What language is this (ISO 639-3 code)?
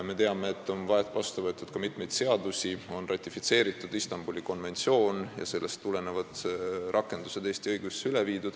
est